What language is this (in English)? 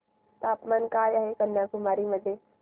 Marathi